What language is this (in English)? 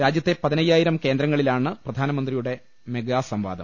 Malayalam